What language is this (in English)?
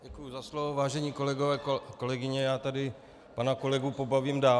Czech